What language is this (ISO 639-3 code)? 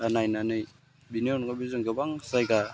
brx